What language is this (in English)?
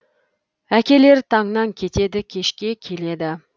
Kazakh